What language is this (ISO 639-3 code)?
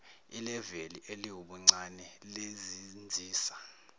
zul